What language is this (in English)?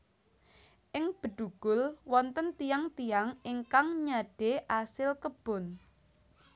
Javanese